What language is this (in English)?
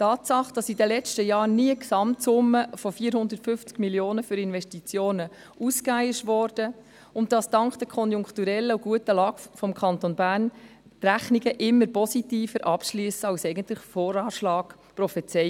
Swiss German